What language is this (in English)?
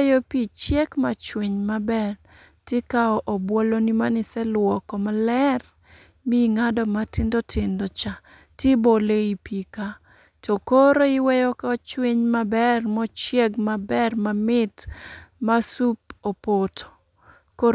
Luo (Kenya and Tanzania)